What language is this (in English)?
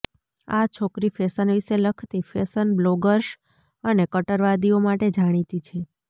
Gujarati